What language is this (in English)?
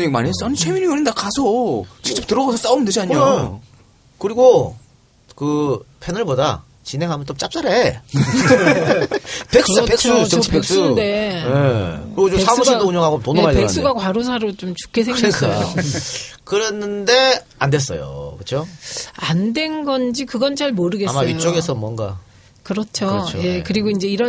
Korean